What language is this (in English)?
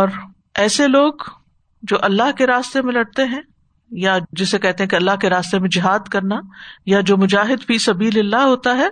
Urdu